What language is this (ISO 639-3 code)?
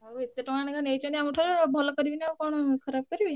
ori